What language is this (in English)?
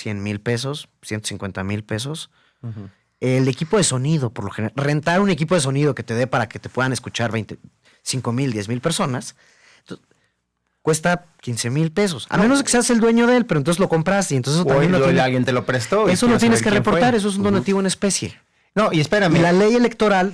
Spanish